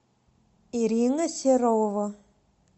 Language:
Russian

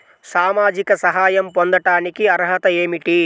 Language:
Telugu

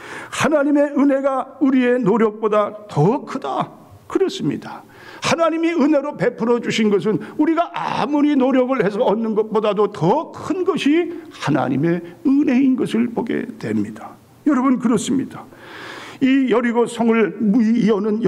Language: Korean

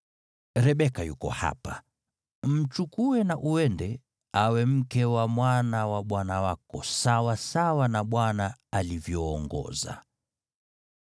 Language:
Swahili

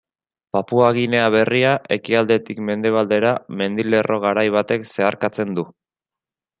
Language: Basque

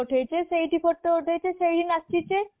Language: Odia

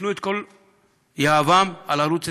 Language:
Hebrew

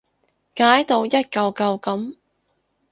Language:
Cantonese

